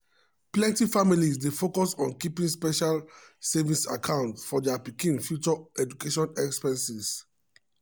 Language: Nigerian Pidgin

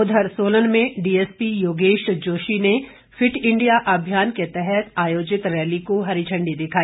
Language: Hindi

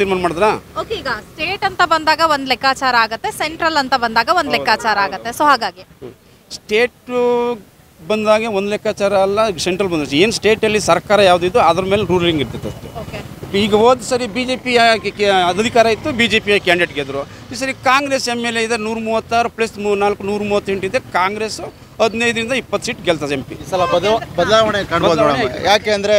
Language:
Kannada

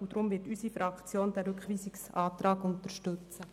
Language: Swiss German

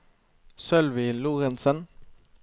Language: Norwegian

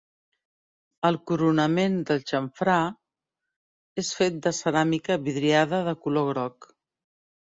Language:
Catalan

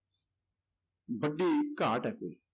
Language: Punjabi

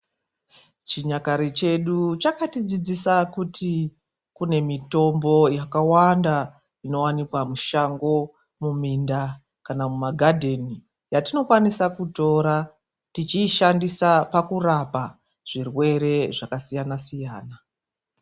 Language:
Ndau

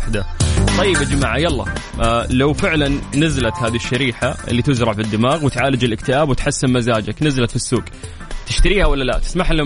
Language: Arabic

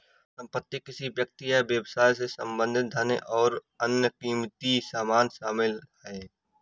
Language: Hindi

